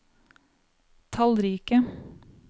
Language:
Norwegian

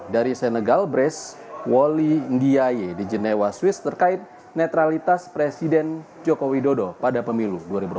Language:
Indonesian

